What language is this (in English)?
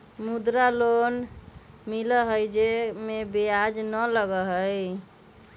Magahi